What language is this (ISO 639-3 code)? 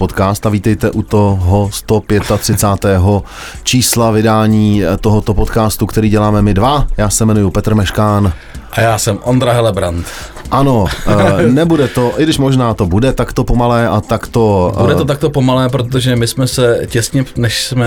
ces